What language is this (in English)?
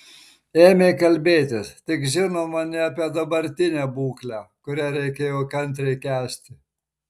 Lithuanian